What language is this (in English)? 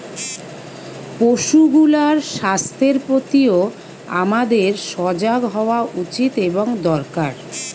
Bangla